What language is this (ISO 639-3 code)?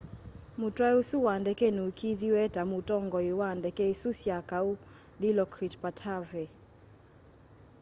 kam